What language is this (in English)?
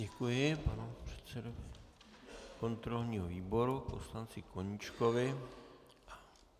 Czech